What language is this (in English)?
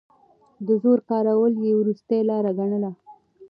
Pashto